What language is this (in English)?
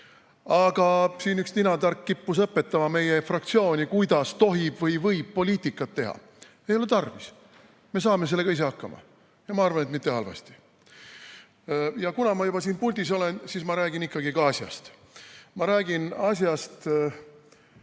Estonian